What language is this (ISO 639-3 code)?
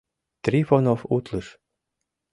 chm